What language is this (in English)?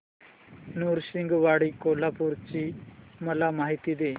Marathi